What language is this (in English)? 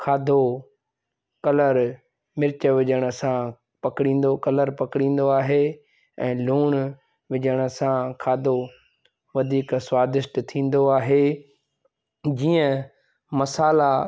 Sindhi